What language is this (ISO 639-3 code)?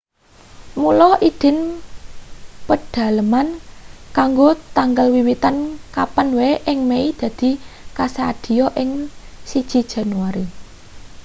jav